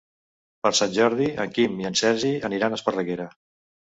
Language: Catalan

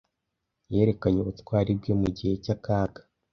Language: Kinyarwanda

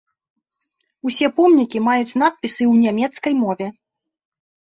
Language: Belarusian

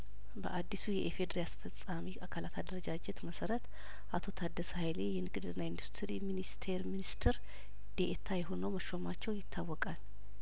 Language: Amharic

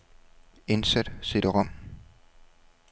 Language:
Danish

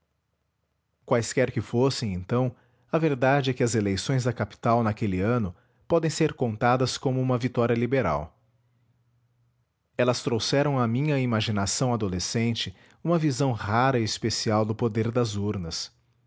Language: Portuguese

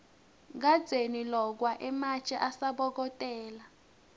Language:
Swati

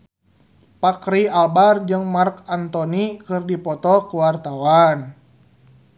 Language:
Sundanese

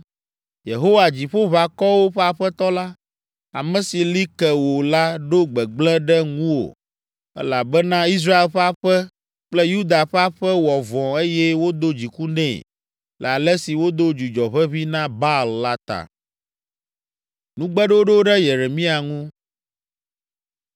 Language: Ewe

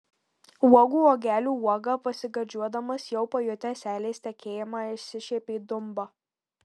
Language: Lithuanian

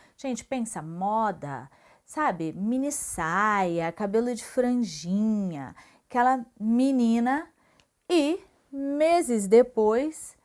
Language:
Portuguese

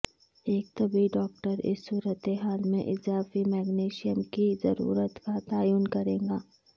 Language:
Urdu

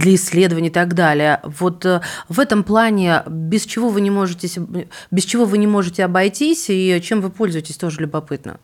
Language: Russian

